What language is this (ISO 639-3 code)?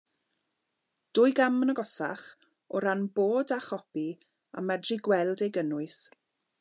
cym